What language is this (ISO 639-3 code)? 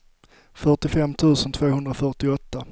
swe